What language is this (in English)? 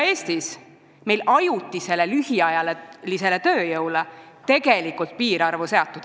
Estonian